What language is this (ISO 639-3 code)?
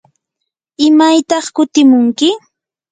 qur